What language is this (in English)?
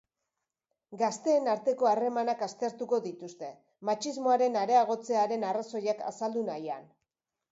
Basque